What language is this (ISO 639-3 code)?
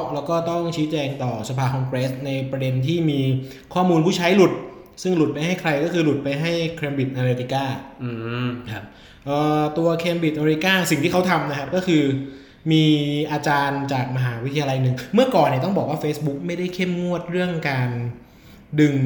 tha